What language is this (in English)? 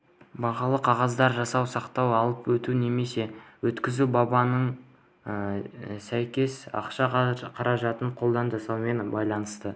Kazakh